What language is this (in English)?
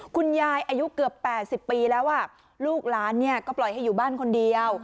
Thai